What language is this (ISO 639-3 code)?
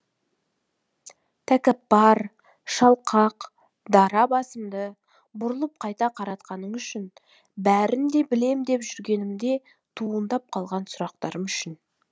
kaz